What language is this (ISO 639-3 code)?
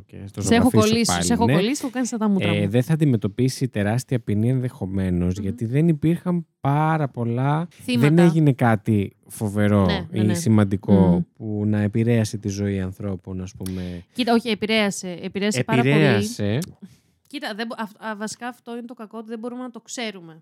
ell